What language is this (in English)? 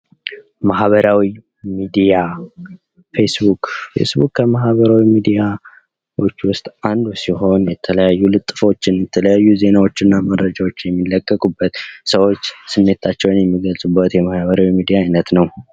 Amharic